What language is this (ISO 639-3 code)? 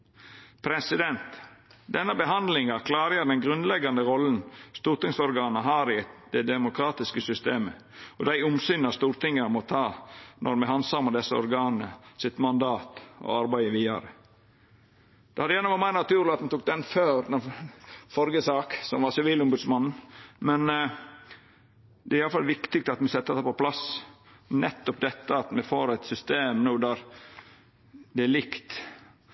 nno